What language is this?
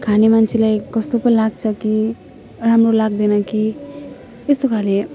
Nepali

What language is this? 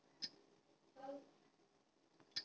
Magahi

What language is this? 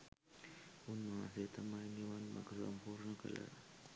Sinhala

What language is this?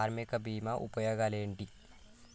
Telugu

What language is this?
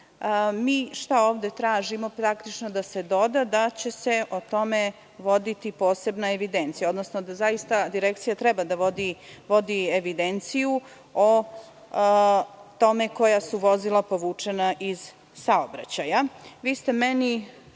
Serbian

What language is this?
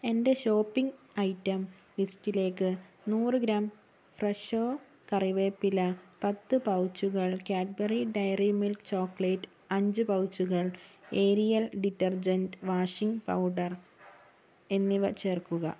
Malayalam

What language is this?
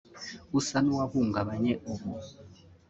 Kinyarwanda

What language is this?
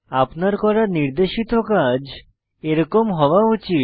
Bangla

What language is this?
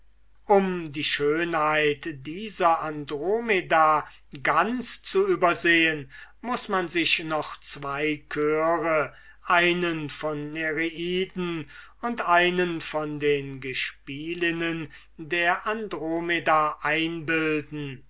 German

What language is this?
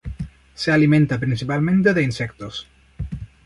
Spanish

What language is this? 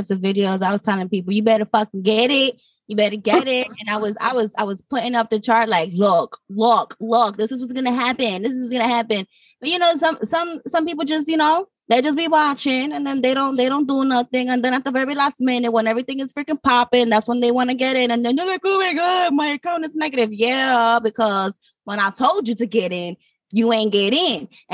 English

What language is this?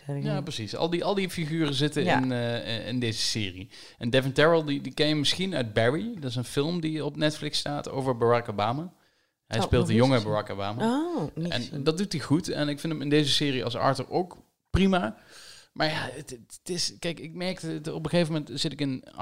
Dutch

